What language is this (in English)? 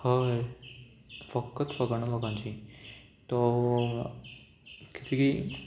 Konkani